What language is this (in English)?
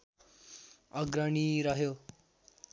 Nepali